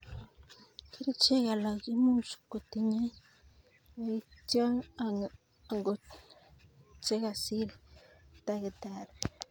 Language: Kalenjin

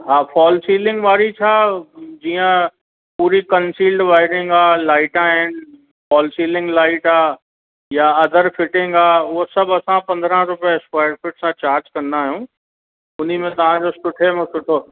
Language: Sindhi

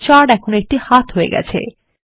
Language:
Bangla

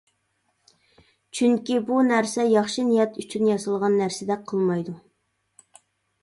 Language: Uyghur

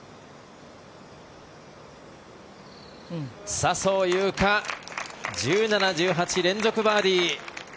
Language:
Japanese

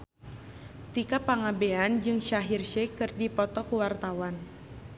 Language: Sundanese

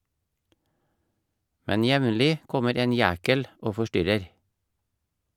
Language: Norwegian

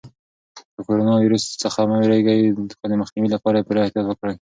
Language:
Pashto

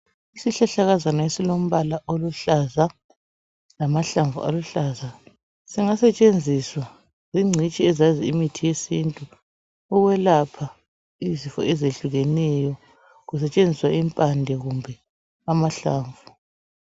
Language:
North Ndebele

